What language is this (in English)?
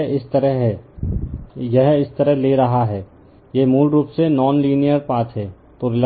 Hindi